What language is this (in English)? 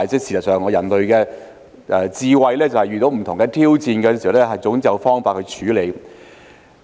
Cantonese